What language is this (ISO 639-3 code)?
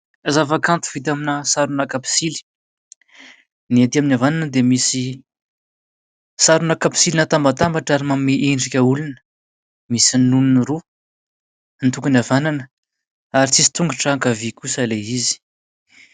mlg